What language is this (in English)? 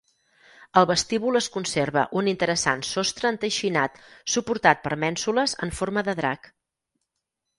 Catalan